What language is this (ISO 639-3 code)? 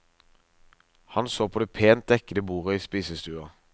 nor